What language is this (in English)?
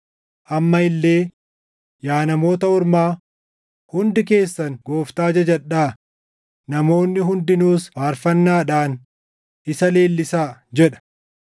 Oromo